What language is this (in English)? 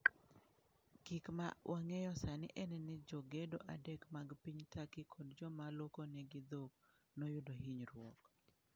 Luo (Kenya and Tanzania)